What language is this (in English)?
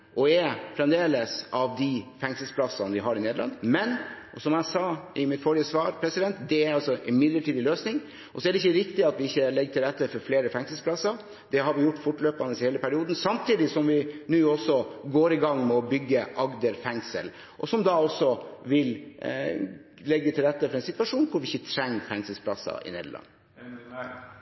Norwegian Bokmål